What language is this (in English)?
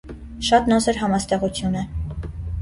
Armenian